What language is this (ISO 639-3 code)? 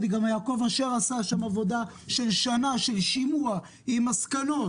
heb